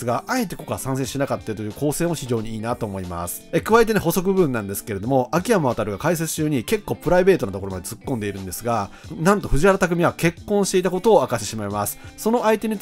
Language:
Japanese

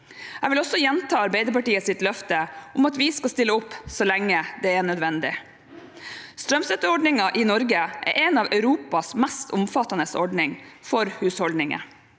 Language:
Norwegian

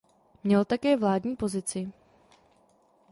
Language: Czech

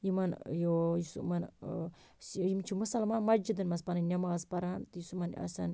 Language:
Kashmiri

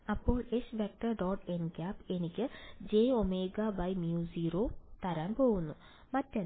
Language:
Malayalam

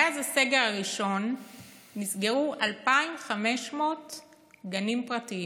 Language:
Hebrew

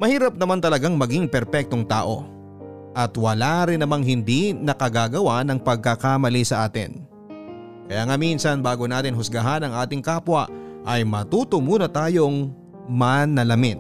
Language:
Filipino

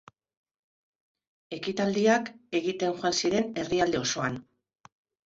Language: Basque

